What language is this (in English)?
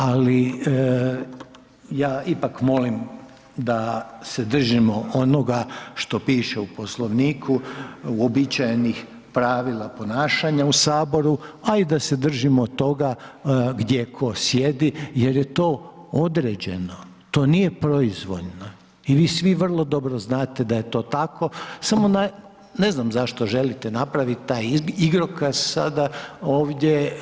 Croatian